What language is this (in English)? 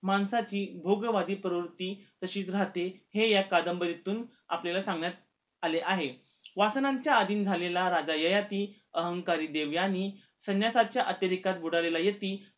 Marathi